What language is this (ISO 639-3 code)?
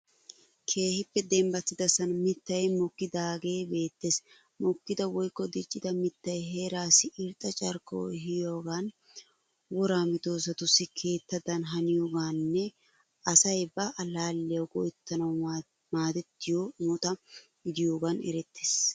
wal